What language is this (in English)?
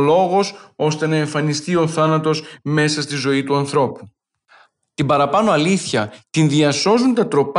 Greek